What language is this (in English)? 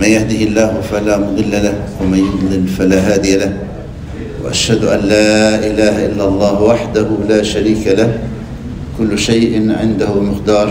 Arabic